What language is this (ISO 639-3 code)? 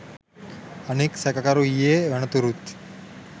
sin